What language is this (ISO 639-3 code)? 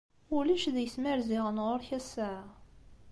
kab